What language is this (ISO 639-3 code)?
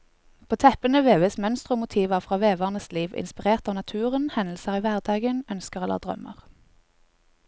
nor